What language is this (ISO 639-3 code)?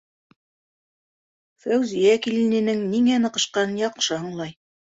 bak